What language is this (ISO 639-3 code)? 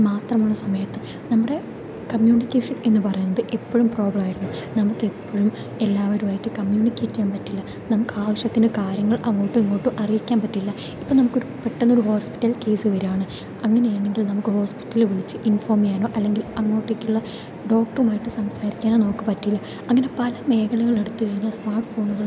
mal